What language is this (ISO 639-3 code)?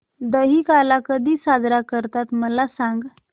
mar